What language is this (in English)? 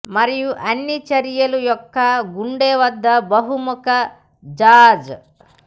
Telugu